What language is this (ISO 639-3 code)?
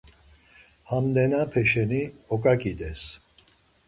lzz